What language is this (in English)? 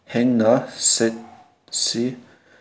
Manipuri